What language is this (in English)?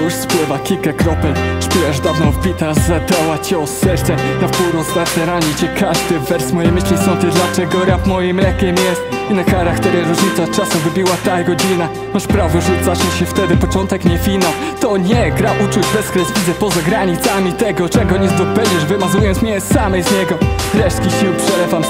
Polish